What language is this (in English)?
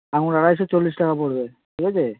Bangla